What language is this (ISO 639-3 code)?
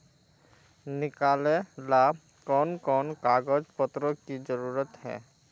mag